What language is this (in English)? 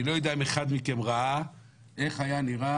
Hebrew